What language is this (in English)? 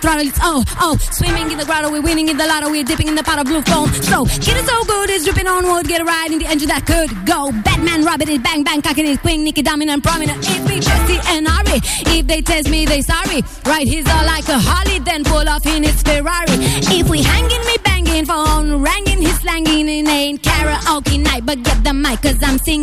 Romanian